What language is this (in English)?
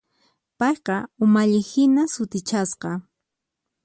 Puno Quechua